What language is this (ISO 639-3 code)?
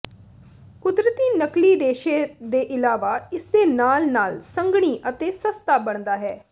pan